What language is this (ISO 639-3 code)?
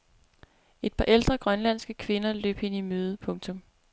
dan